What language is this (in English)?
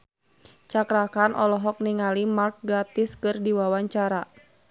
Sundanese